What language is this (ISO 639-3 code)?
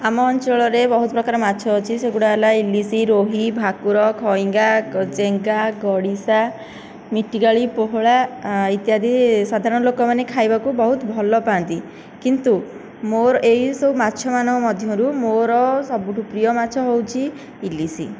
ori